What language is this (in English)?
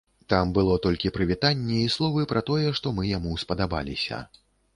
Belarusian